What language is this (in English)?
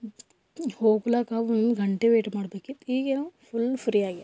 Kannada